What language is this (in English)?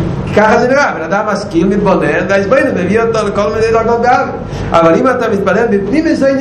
Hebrew